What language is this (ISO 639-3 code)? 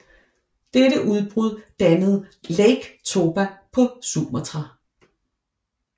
dan